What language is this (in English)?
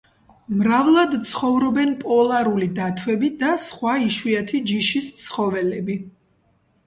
Georgian